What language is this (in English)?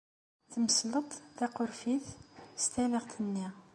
Kabyle